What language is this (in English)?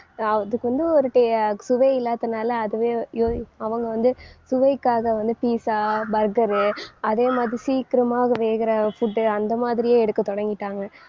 Tamil